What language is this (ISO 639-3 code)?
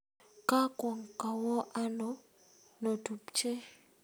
kln